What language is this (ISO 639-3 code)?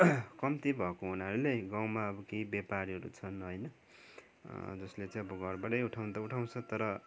nep